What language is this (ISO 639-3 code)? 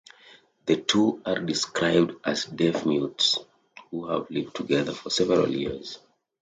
eng